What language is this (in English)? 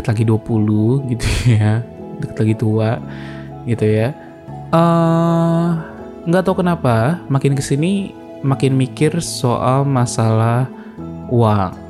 Indonesian